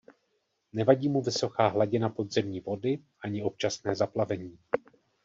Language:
Czech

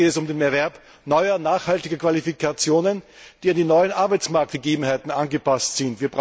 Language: German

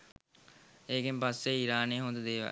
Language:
Sinhala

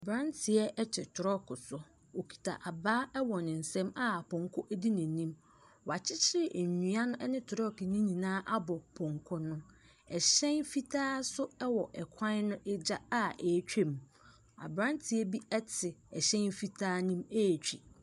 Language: Akan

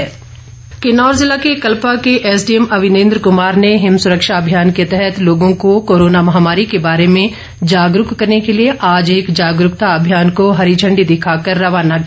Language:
Hindi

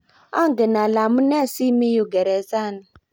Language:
Kalenjin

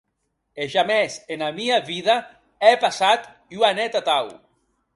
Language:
Occitan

